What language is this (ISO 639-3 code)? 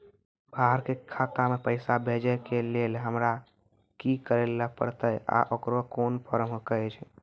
mai